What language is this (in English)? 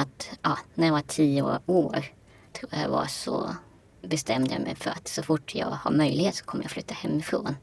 Swedish